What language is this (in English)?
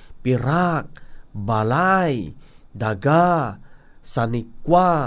Filipino